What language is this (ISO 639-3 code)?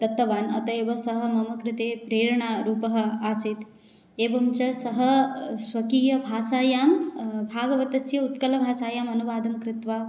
san